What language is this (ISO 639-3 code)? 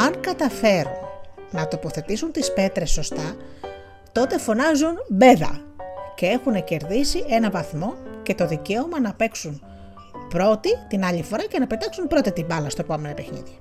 ell